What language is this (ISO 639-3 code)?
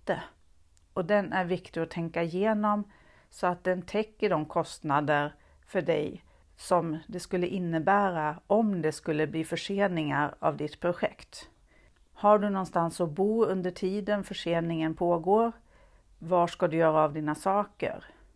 swe